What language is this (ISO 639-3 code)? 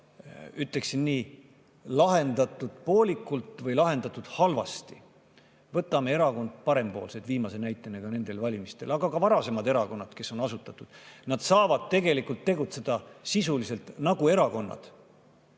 est